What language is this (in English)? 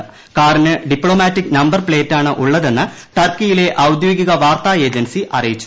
Malayalam